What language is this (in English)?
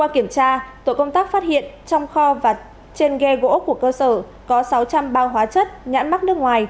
Vietnamese